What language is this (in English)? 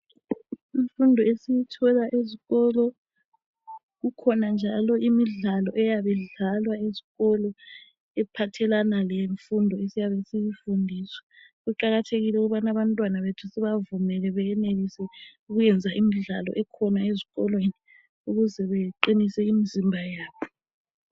North Ndebele